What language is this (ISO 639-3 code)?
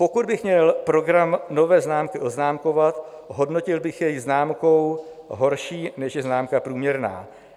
ces